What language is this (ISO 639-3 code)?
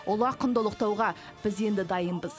kaz